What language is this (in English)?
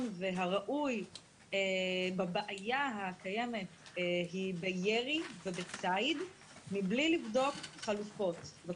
Hebrew